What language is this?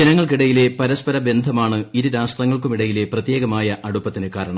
Malayalam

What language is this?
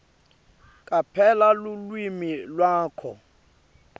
Swati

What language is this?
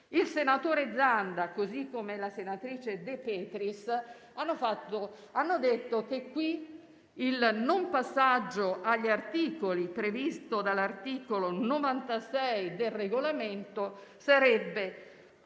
Italian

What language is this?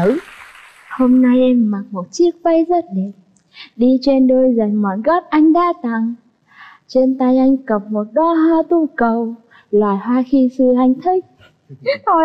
Vietnamese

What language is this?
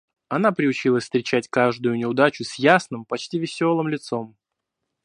Russian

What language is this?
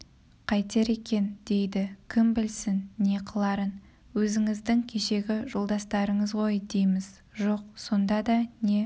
Kazakh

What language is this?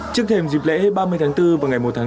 Vietnamese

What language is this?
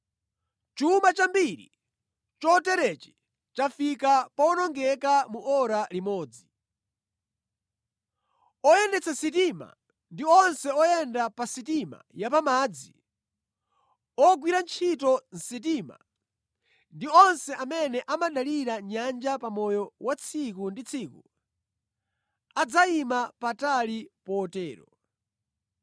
Nyanja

